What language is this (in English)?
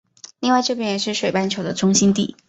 Chinese